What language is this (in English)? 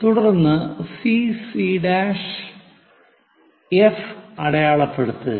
Malayalam